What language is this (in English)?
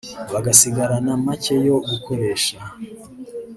Kinyarwanda